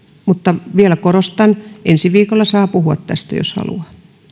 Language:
Finnish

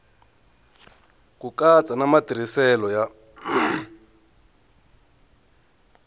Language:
Tsonga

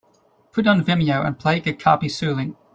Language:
English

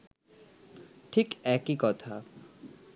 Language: Bangla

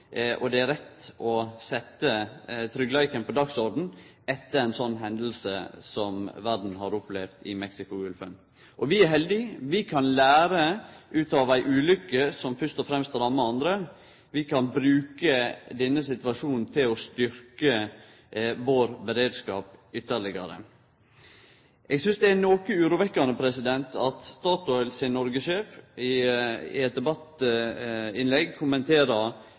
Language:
Norwegian Nynorsk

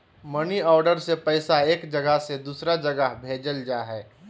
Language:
Magahi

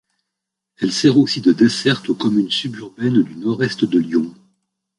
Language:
French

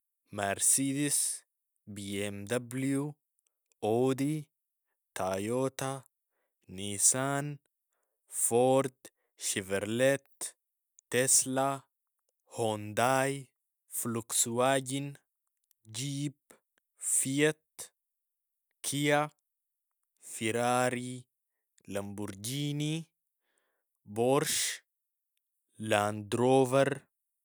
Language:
Sudanese Arabic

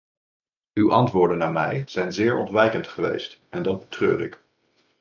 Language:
Dutch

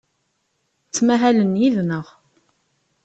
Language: Kabyle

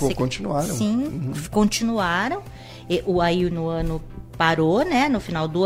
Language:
Portuguese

